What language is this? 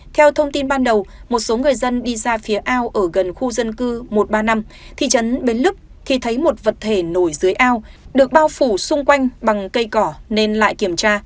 Vietnamese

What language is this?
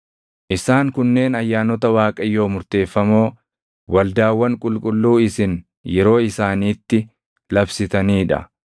Oromo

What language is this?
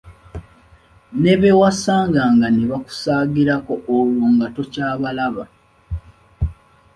Ganda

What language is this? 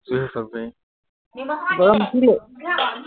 Assamese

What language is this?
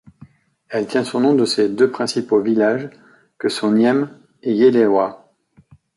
French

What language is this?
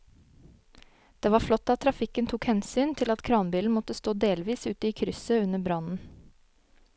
Norwegian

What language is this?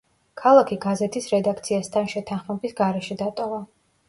Georgian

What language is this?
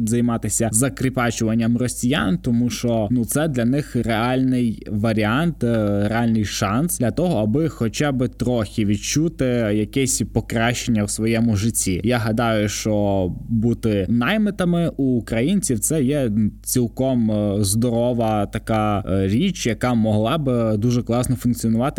Ukrainian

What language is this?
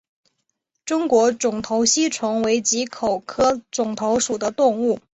Chinese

